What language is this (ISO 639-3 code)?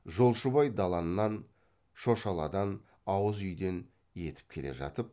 kaz